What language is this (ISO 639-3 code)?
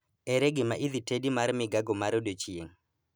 luo